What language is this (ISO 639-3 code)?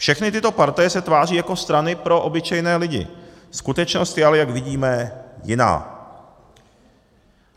ces